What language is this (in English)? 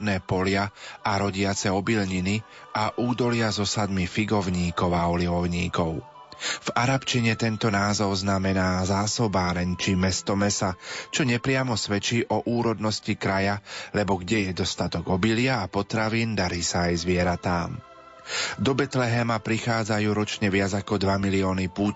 Slovak